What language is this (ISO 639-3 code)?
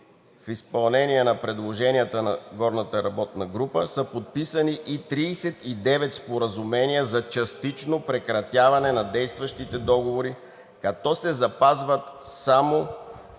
bul